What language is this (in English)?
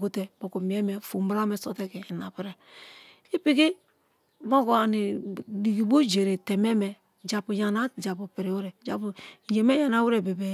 Kalabari